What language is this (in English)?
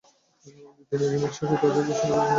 Bangla